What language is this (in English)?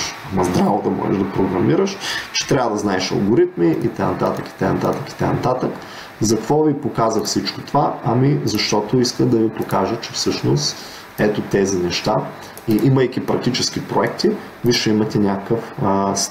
Bulgarian